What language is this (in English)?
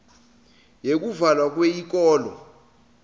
Swati